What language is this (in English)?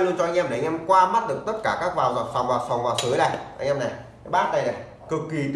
Vietnamese